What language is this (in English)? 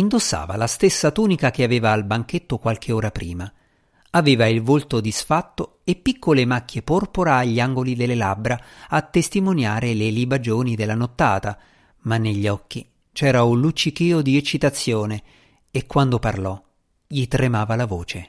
Italian